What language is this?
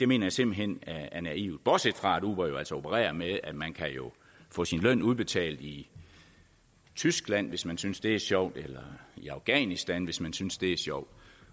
Danish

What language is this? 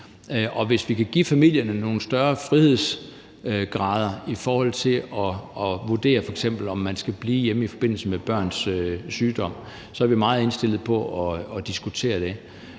Danish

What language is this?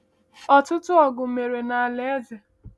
Igbo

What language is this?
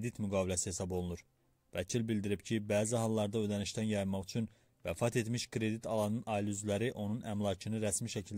Turkish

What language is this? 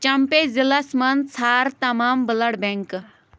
Kashmiri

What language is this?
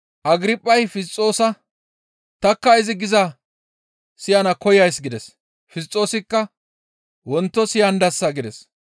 Gamo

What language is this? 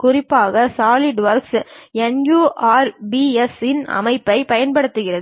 Tamil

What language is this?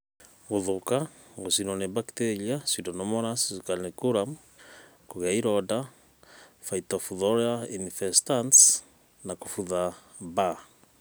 Kikuyu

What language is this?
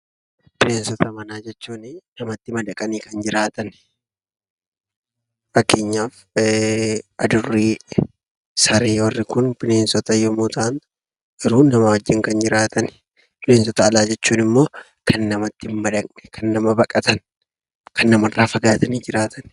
Oromo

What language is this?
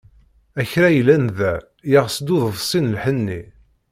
Kabyle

